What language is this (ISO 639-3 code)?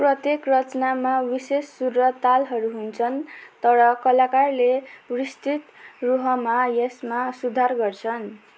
nep